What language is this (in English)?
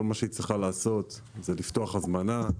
Hebrew